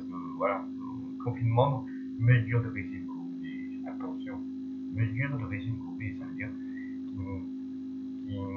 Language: French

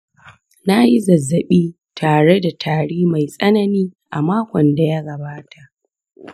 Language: Hausa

